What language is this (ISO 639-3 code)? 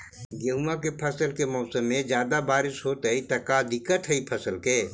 mag